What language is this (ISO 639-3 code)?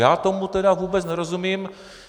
ces